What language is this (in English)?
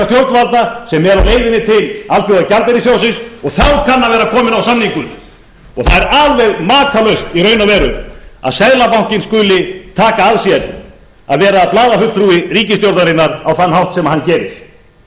Icelandic